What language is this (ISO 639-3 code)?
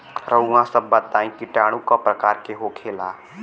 bho